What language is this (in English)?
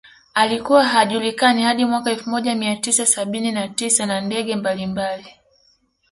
Swahili